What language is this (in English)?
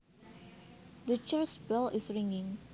Javanese